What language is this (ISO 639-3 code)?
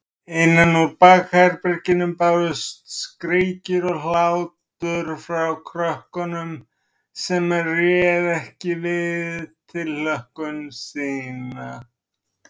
isl